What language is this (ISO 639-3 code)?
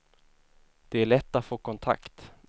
swe